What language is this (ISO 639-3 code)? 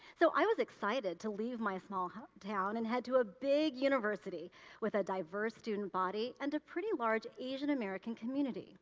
eng